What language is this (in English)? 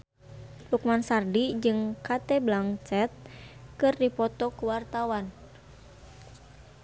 Sundanese